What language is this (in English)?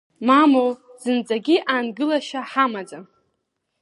Abkhazian